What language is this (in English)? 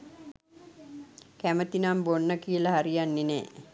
Sinhala